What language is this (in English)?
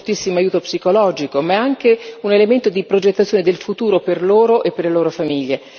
Italian